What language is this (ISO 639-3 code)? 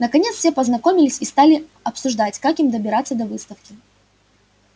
rus